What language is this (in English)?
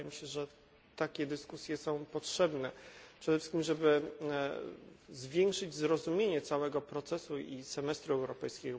Polish